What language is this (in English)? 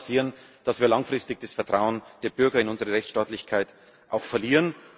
German